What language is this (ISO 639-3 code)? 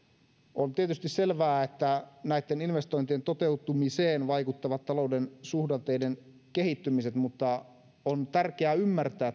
fin